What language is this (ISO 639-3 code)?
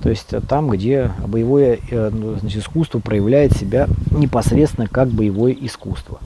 rus